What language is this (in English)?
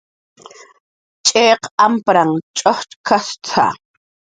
Jaqaru